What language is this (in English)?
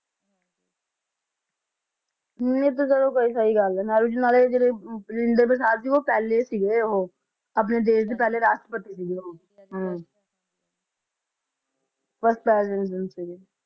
Punjabi